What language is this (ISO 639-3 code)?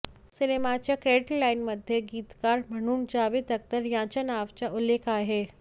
mar